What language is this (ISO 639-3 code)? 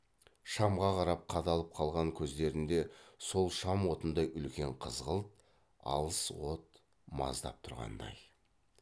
kaz